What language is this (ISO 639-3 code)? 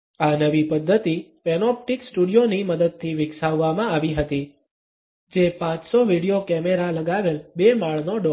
guj